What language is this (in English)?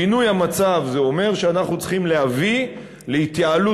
Hebrew